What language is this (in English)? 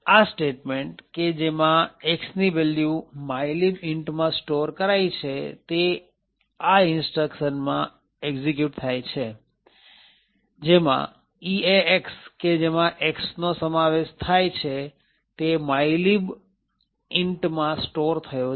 Gujarati